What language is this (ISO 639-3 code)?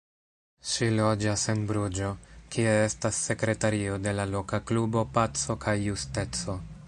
epo